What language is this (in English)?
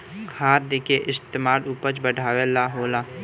Bhojpuri